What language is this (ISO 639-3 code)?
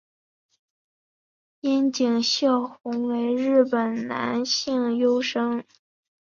zho